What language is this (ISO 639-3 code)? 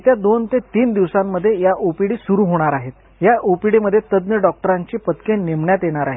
mar